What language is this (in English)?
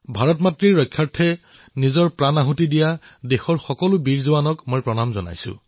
Assamese